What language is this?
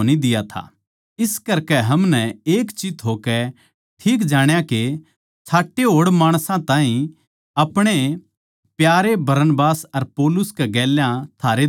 Haryanvi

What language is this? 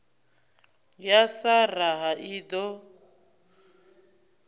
Venda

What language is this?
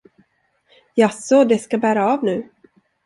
Swedish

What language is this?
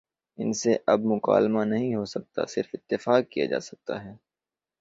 Urdu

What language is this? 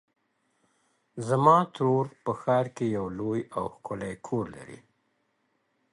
Pashto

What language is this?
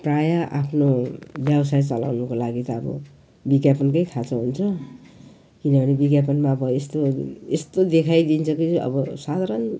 Nepali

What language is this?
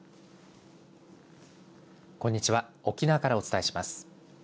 Japanese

